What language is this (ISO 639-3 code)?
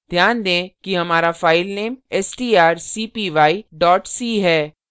hin